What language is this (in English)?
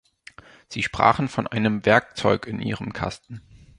German